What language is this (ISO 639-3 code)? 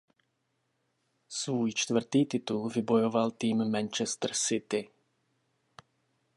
ces